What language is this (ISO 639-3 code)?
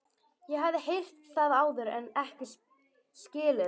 isl